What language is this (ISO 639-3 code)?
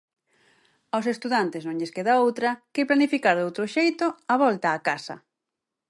glg